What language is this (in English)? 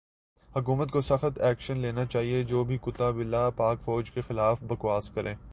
Urdu